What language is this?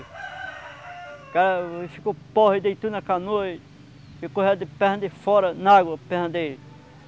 Portuguese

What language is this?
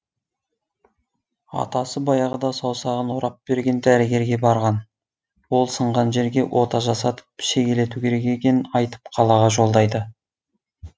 Kazakh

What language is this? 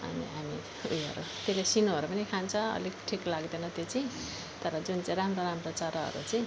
Nepali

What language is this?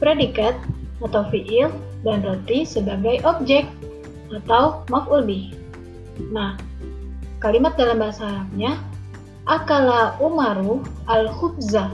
Indonesian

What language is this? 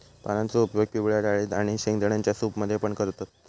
Marathi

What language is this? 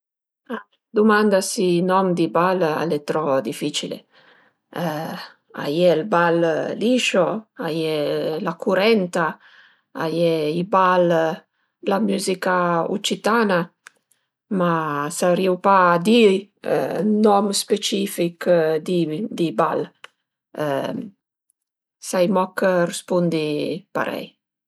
Piedmontese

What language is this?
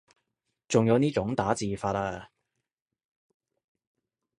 Cantonese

